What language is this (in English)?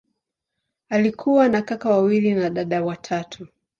Swahili